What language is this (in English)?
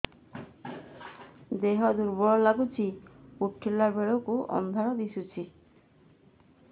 Odia